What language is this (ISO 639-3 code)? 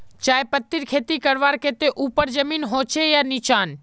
mag